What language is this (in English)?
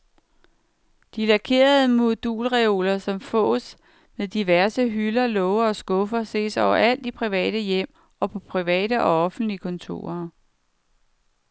Danish